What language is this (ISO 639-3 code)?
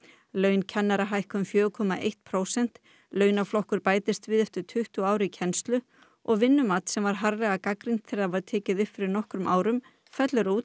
isl